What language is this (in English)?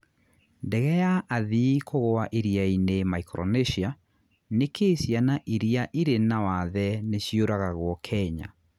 Kikuyu